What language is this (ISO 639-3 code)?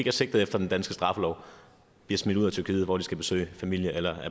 dan